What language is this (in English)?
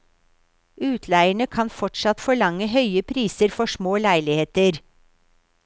Norwegian